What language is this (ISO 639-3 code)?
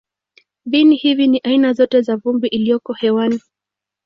swa